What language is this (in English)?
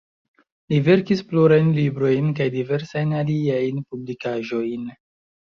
Esperanto